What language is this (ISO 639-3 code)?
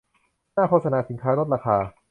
tha